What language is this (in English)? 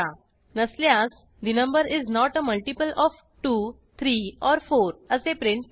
Marathi